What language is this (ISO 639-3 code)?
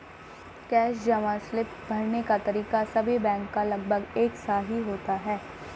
hin